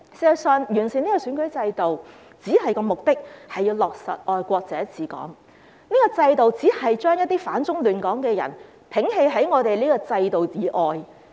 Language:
Cantonese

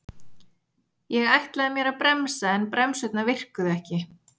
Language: Icelandic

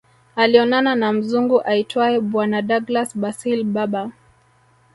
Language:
Swahili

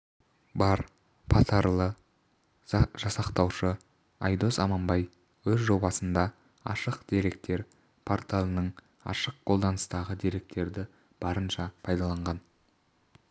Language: Kazakh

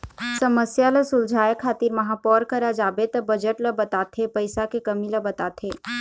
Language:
Chhattisgarhi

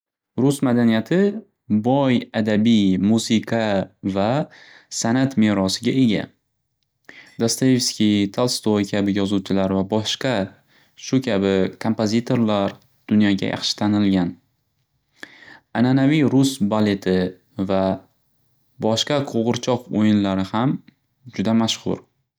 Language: Uzbek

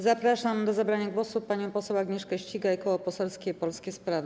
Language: Polish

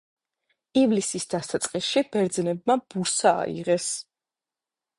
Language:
Georgian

